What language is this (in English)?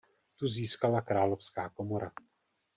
Czech